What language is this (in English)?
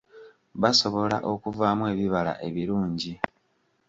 Ganda